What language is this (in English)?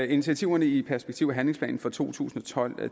Danish